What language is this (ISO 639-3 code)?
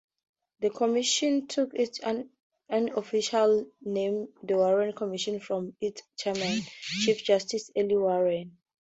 eng